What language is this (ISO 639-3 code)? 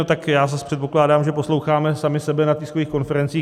ces